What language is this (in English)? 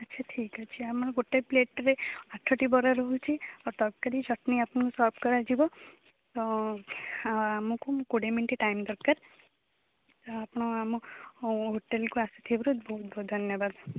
Odia